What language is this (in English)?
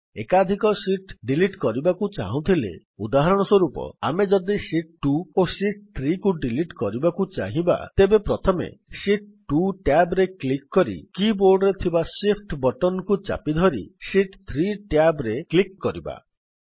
Odia